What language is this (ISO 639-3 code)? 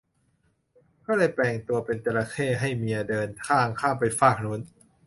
tha